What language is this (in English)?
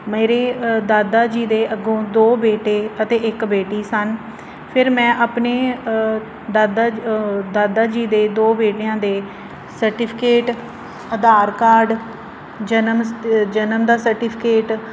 Punjabi